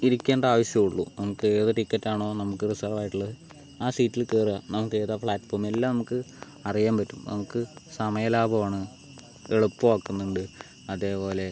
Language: Malayalam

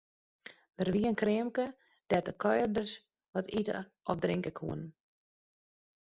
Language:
Western Frisian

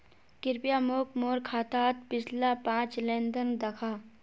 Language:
Magahi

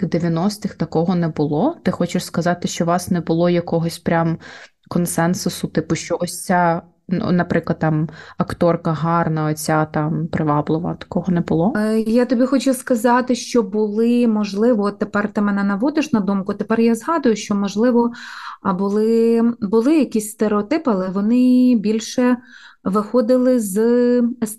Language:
Ukrainian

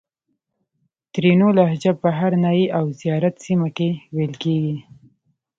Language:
Pashto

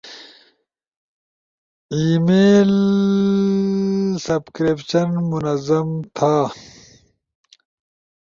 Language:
Ushojo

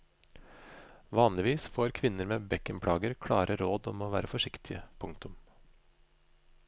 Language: Norwegian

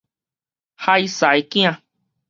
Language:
Min Nan Chinese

